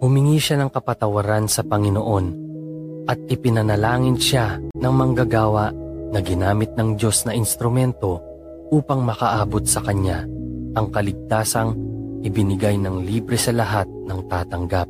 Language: Filipino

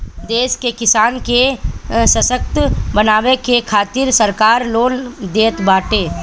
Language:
Bhojpuri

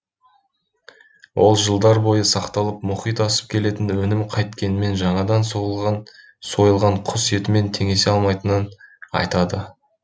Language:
Kazakh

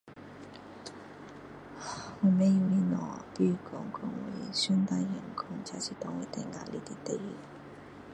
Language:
Min Dong Chinese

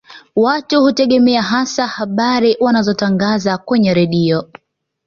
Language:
Swahili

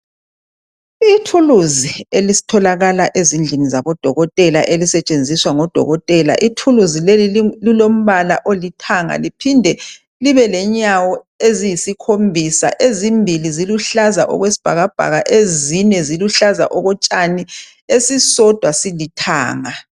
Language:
North Ndebele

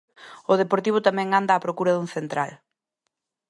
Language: Galician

